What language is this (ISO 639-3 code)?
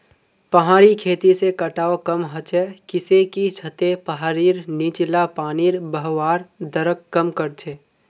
mag